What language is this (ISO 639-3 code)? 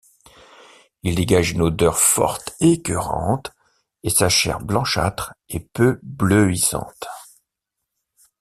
fra